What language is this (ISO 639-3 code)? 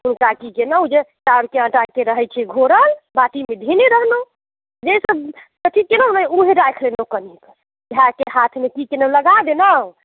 mai